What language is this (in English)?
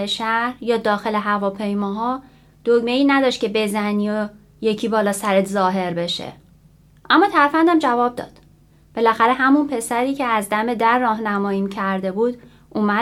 Persian